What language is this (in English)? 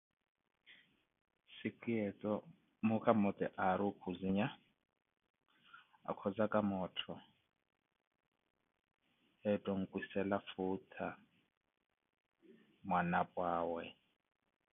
Koti